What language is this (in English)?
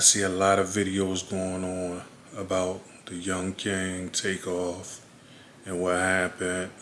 English